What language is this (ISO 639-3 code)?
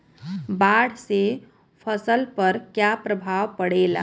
bho